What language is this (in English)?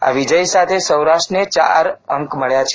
Gujarati